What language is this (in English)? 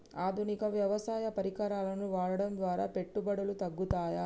Telugu